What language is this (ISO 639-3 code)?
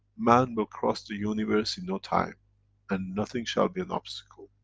eng